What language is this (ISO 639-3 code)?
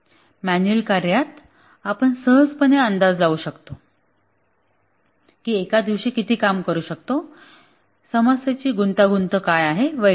mar